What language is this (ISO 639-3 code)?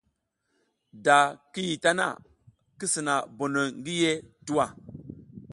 giz